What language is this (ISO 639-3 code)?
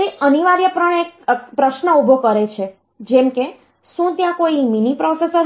guj